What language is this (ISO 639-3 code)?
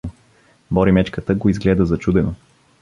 bul